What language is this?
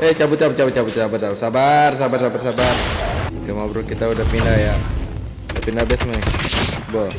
Indonesian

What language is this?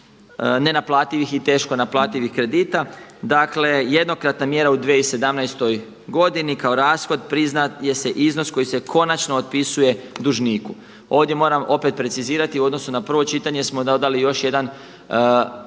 Croatian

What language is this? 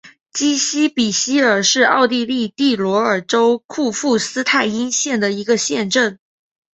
Chinese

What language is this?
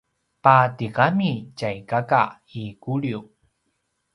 Paiwan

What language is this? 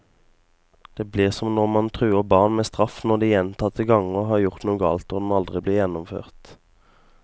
Norwegian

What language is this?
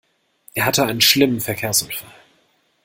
German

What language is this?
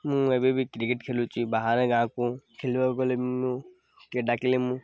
Odia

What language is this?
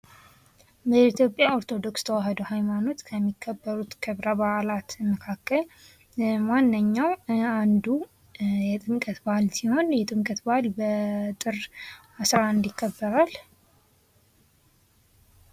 Amharic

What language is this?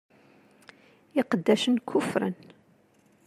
Kabyle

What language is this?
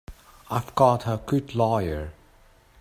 English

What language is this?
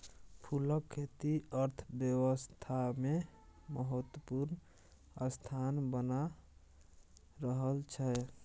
Maithili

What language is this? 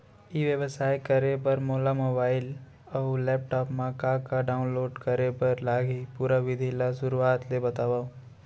Chhattisgarhi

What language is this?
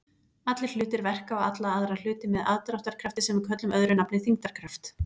Icelandic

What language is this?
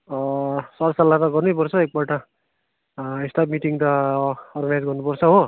Nepali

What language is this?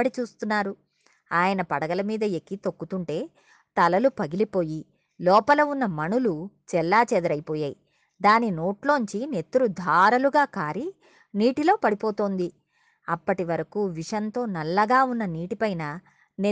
Telugu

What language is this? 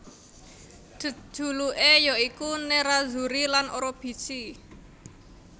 Javanese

